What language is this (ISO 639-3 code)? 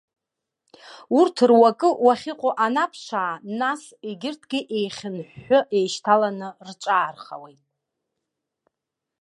abk